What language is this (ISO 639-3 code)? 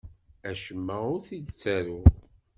kab